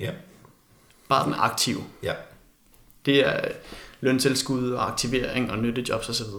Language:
Danish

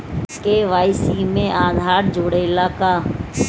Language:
Bhojpuri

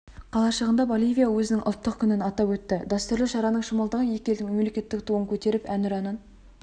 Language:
Kazakh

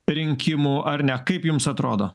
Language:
Lithuanian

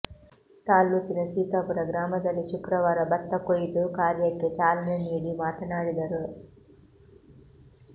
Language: Kannada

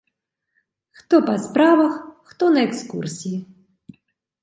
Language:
Belarusian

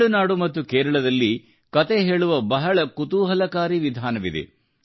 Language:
Kannada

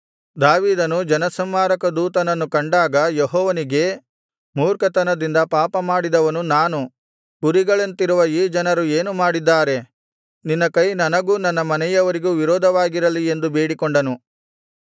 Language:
Kannada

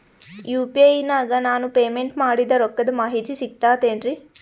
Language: Kannada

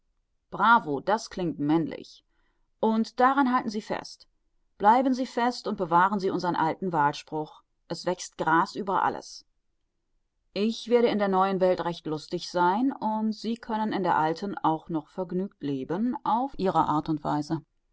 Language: German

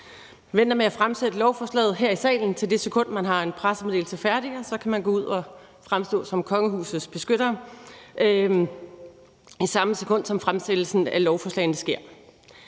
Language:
Danish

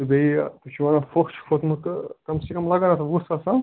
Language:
Kashmiri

